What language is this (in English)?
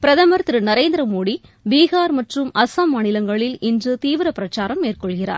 Tamil